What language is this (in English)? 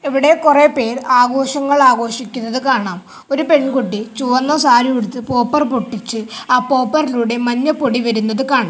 Malayalam